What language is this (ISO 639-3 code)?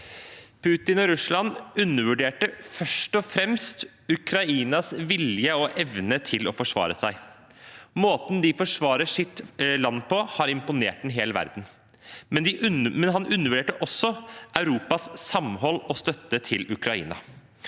nor